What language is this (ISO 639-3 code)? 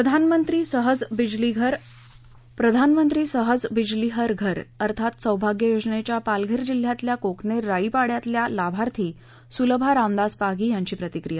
mar